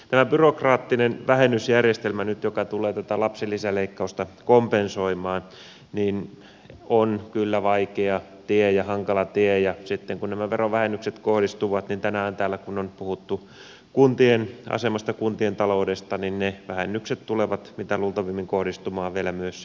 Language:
Finnish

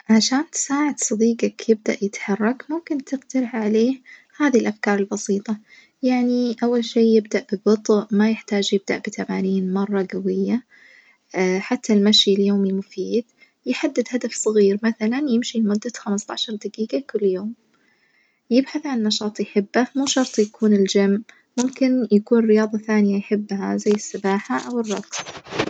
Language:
Najdi Arabic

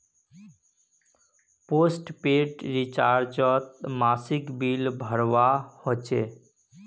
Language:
Magahi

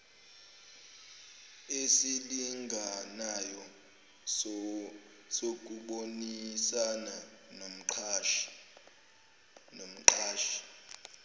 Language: Zulu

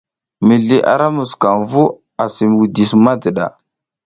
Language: South Giziga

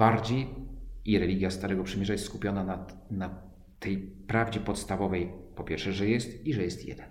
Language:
Polish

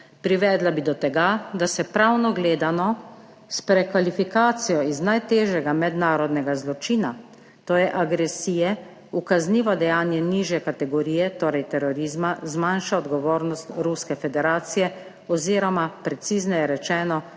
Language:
Slovenian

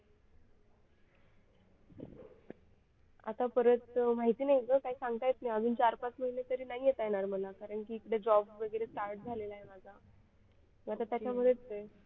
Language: Marathi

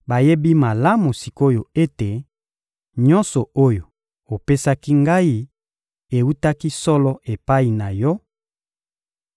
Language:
Lingala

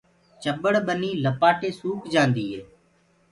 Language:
Gurgula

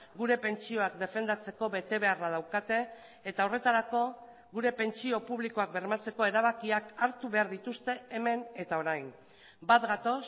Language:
Basque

